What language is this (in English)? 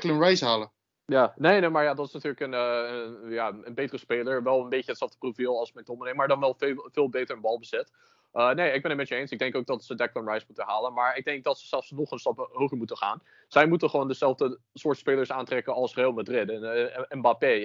Dutch